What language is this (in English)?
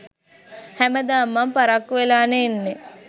Sinhala